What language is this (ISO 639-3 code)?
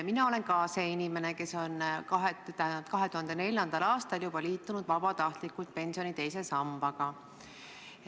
est